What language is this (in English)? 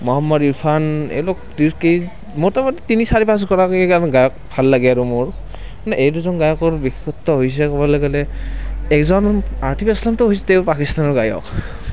Assamese